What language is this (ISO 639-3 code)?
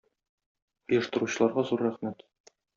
tat